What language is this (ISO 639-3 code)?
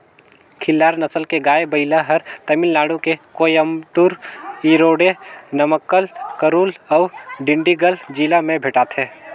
hne